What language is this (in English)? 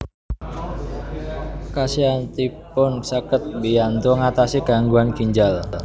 Javanese